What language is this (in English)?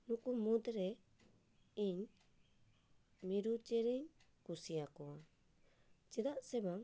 Santali